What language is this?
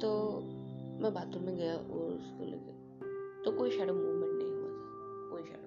Hindi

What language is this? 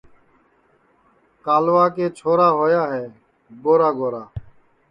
Sansi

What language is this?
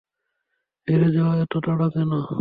Bangla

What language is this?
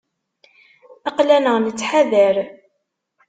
Kabyle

